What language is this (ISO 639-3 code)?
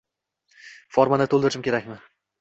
uzb